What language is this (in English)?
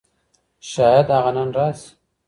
Pashto